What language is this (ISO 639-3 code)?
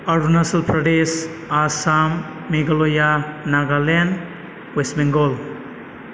brx